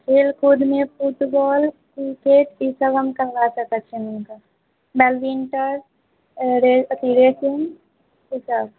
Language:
Maithili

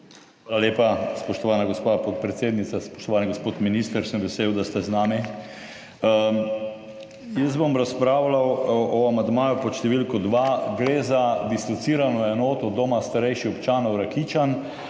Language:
Slovenian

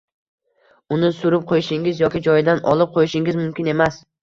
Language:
Uzbek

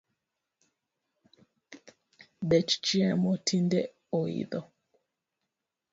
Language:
Luo (Kenya and Tanzania)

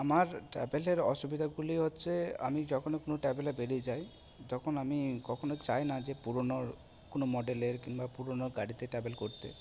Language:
Bangla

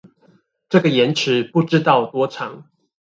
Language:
Chinese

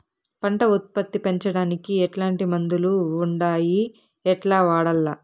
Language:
Telugu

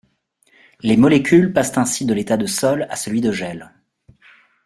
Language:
French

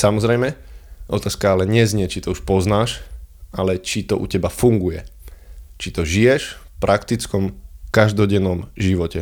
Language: Slovak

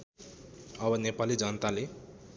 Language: Nepali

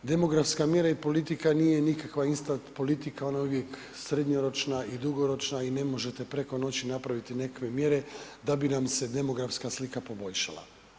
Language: Croatian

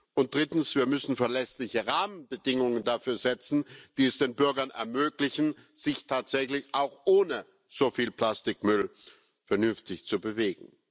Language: German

